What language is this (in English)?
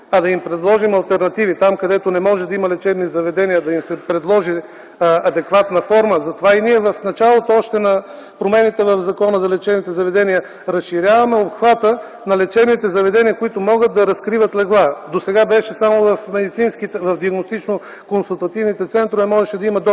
Bulgarian